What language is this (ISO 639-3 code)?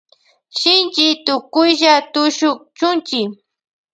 qvj